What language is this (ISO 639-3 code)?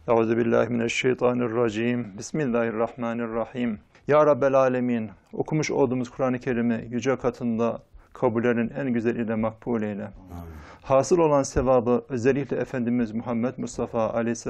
tur